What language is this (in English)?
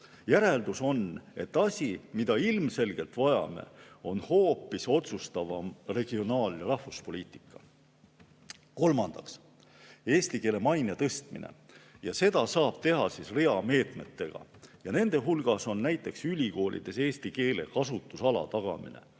Estonian